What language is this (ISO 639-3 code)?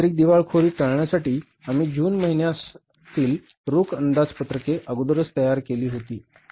mar